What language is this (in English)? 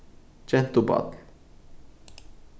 Faroese